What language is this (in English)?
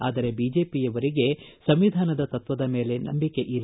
Kannada